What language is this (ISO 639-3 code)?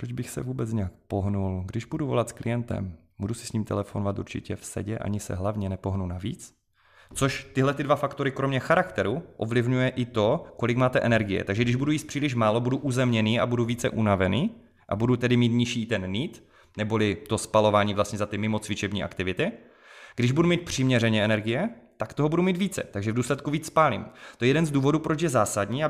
ces